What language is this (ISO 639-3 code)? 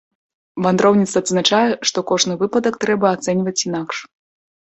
bel